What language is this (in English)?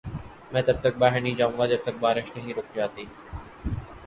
Urdu